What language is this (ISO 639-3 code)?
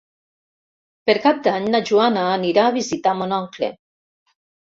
cat